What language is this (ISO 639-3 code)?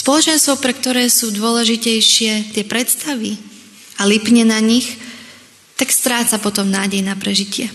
slk